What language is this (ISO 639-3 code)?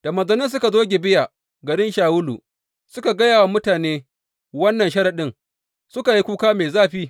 hau